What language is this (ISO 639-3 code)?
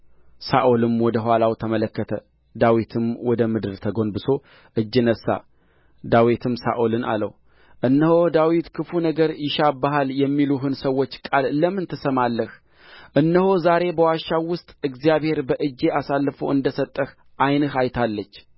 amh